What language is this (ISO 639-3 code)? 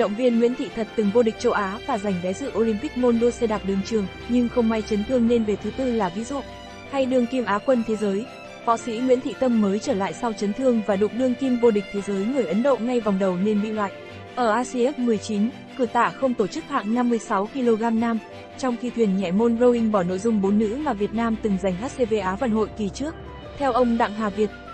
vie